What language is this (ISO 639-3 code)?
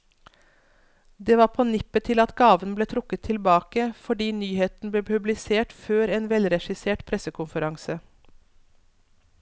nor